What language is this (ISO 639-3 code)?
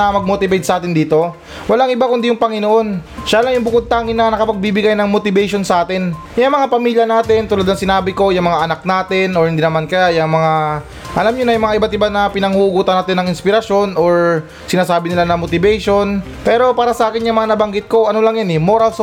fil